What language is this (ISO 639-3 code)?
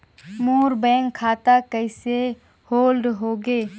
hne